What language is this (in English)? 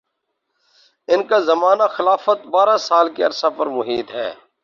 Urdu